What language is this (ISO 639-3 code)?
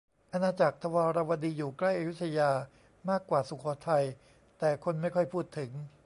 tha